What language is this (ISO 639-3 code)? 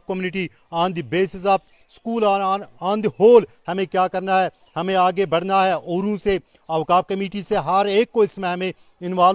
urd